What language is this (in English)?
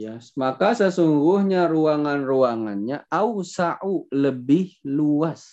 Indonesian